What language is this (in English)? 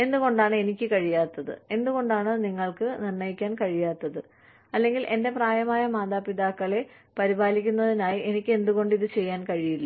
Malayalam